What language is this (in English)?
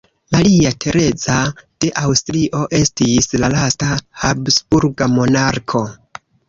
Esperanto